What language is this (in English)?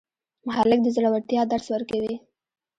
Pashto